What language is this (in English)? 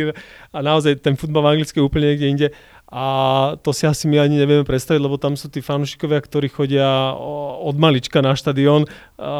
Slovak